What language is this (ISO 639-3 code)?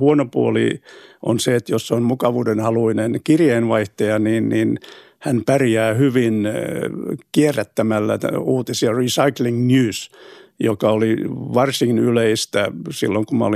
fin